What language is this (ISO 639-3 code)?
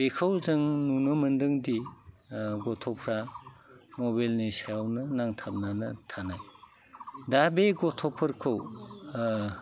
brx